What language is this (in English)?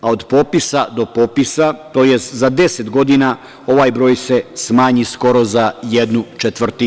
Serbian